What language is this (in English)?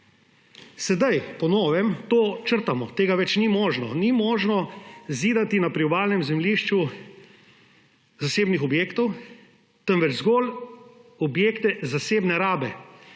Slovenian